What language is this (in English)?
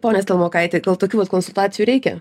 Lithuanian